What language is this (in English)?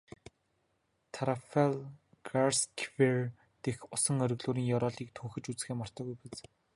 Mongolian